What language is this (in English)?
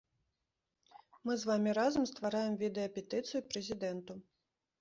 Belarusian